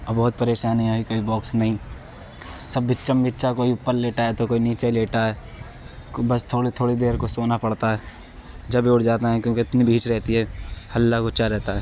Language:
Urdu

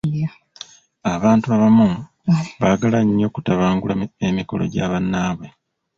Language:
Ganda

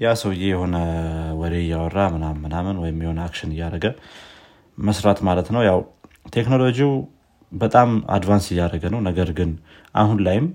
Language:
Amharic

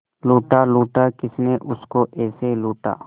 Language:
Hindi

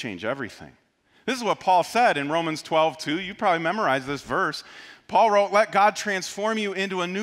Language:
English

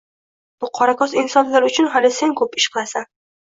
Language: Uzbek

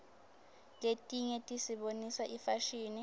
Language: Swati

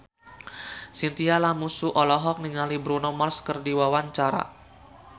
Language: Sundanese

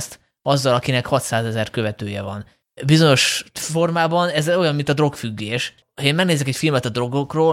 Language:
Hungarian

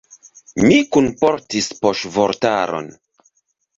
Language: Esperanto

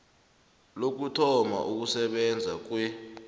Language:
South Ndebele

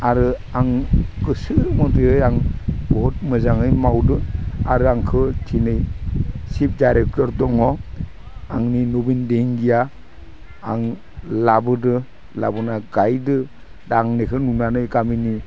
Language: Bodo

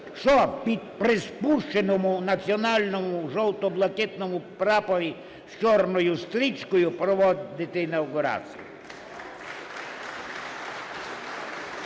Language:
Ukrainian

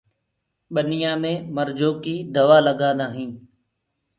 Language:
Gurgula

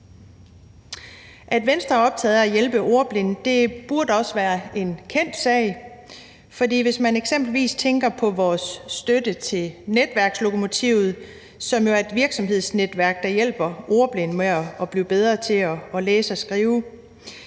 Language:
Danish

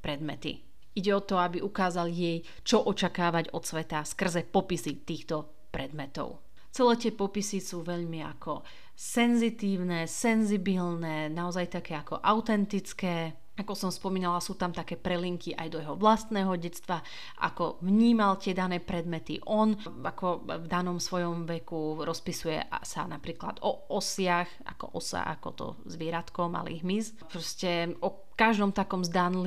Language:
Slovak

